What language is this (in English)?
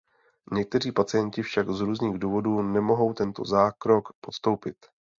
Czech